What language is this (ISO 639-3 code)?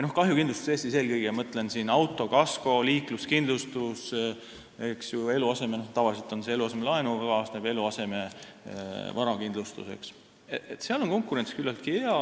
est